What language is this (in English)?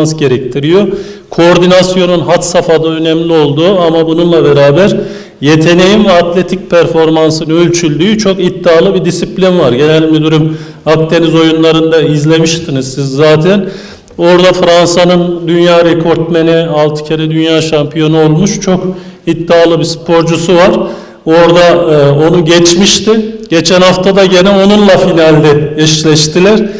Turkish